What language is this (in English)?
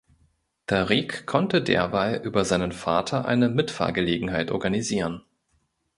German